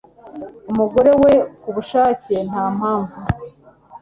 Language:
Kinyarwanda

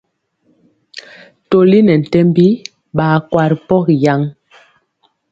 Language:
Mpiemo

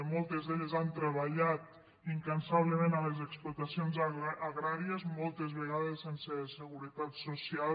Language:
Catalan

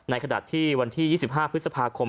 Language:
Thai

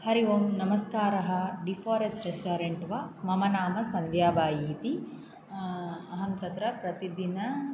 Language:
Sanskrit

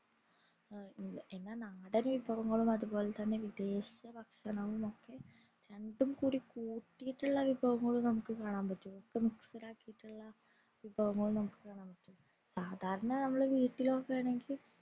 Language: Malayalam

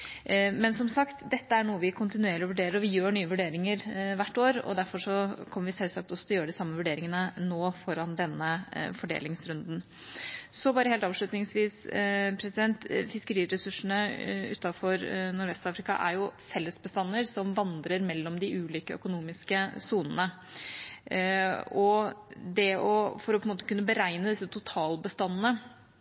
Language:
Norwegian Bokmål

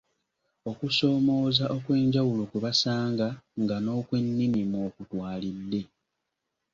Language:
Ganda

